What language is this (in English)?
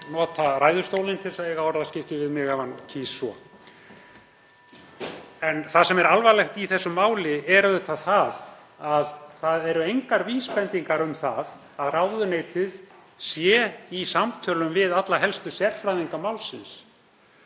Icelandic